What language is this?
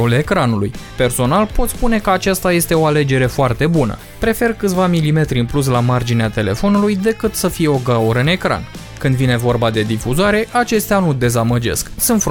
Romanian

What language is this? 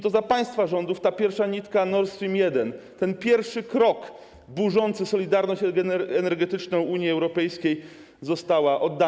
Polish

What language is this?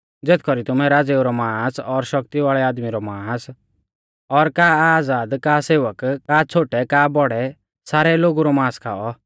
Mahasu Pahari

